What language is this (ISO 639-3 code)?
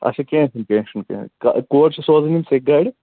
kas